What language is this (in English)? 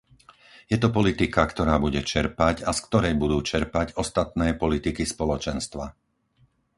Slovak